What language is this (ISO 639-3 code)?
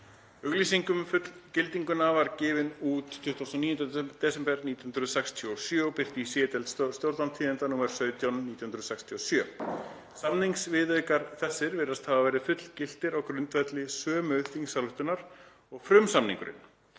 isl